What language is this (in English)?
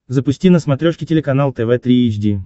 Russian